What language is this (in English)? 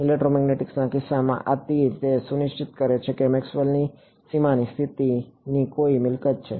Gujarati